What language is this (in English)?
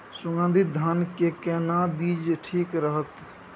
Maithili